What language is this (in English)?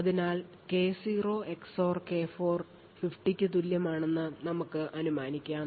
Malayalam